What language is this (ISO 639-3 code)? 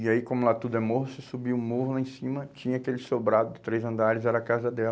por